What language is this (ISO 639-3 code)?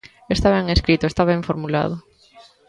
glg